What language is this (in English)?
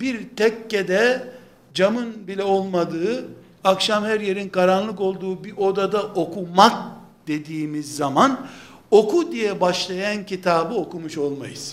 Turkish